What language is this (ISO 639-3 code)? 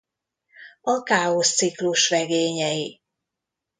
hun